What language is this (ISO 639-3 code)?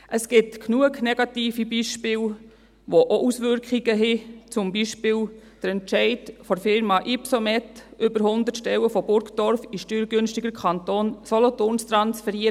gsw